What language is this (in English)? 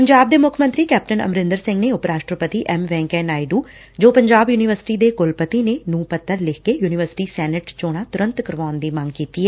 Punjabi